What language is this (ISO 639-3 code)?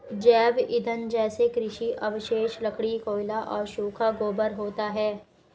hin